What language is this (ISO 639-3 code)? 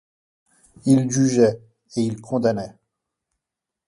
fra